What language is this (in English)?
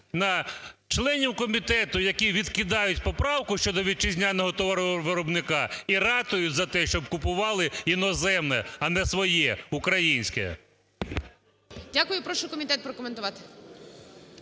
Ukrainian